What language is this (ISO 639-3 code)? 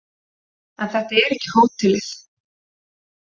isl